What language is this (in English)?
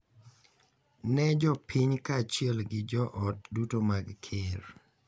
Luo (Kenya and Tanzania)